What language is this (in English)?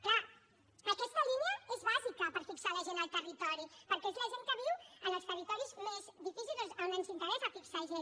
Catalan